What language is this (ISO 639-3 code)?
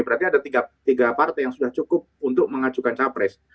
ind